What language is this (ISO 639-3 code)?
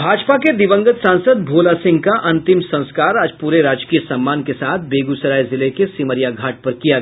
hin